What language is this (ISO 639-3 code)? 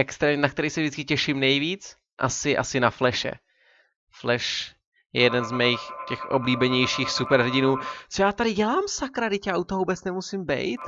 ces